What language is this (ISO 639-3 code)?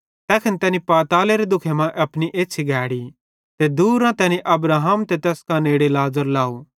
bhd